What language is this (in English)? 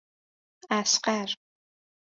Persian